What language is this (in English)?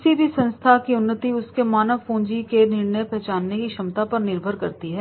Hindi